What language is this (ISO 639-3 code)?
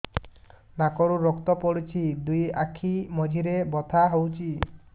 ori